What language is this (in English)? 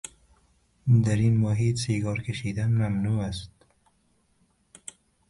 Persian